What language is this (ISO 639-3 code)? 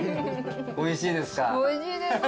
jpn